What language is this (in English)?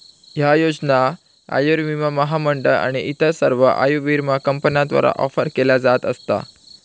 Marathi